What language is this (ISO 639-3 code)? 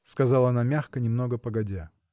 rus